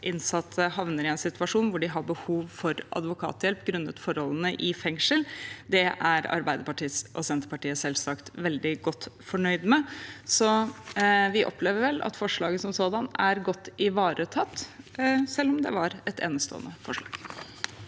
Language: Norwegian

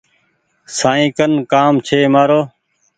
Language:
Goaria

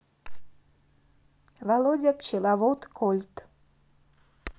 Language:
Russian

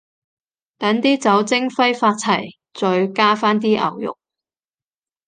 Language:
Cantonese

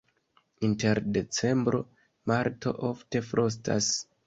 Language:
Esperanto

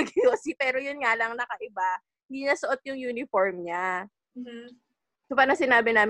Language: Filipino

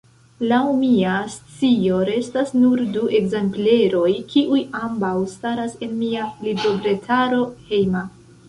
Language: Esperanto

